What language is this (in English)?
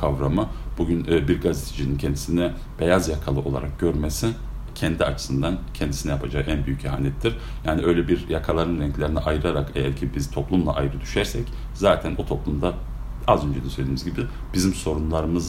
Turkish